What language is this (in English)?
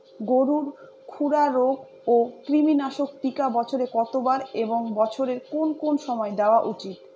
Bangla